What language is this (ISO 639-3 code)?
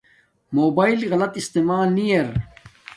dmk